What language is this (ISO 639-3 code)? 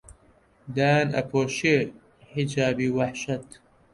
ckb